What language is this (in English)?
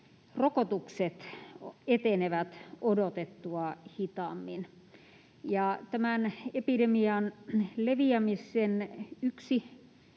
Finnish